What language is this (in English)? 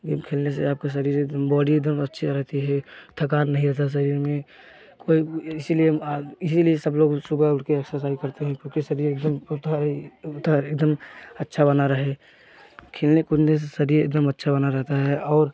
Hindi